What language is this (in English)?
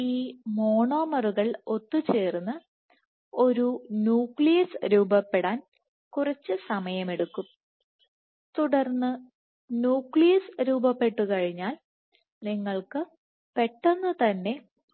Malayalam